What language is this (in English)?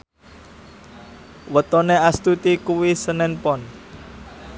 Javanese